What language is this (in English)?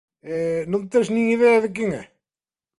Galician